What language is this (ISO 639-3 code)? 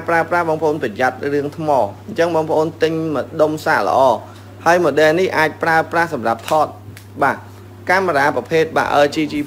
vie